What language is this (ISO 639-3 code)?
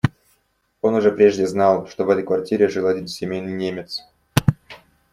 rus